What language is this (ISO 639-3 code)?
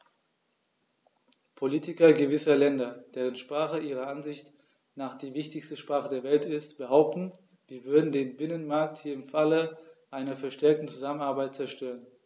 deu